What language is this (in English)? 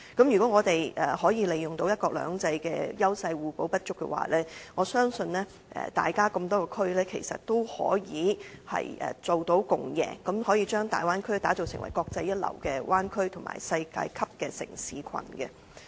Cantonese